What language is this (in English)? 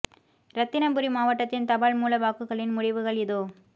Tamil